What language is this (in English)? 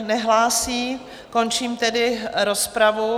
Czech